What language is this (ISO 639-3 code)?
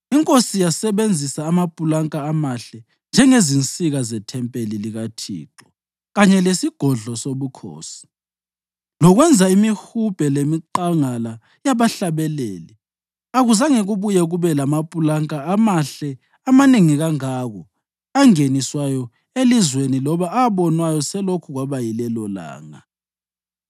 nde